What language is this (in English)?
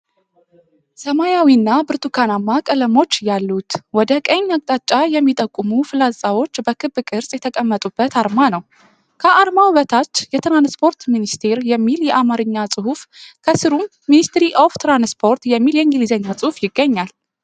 Amharic